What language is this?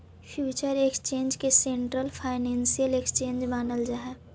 Magahi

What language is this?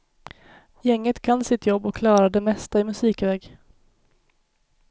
Swedish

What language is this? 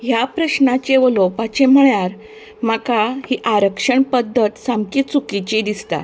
Konkani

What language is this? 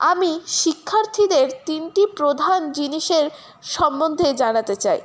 Bangla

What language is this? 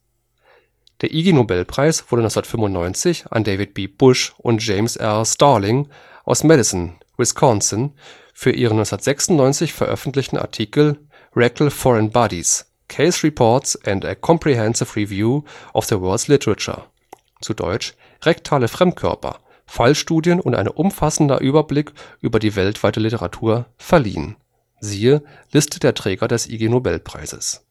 German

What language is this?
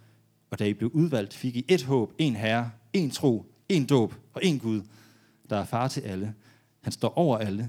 Danish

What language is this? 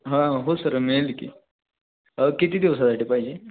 Marathi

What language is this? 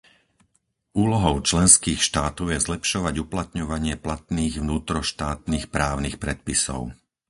Slovak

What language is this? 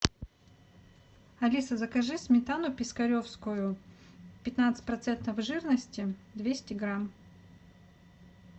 Russian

